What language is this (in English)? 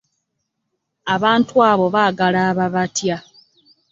Ganda